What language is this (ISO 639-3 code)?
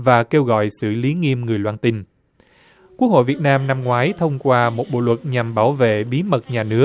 vie